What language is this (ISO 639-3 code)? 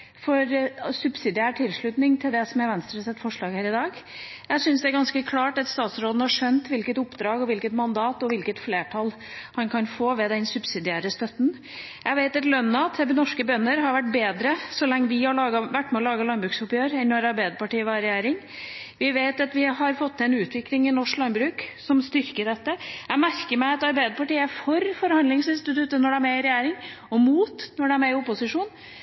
nob